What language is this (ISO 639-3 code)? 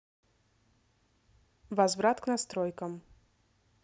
rus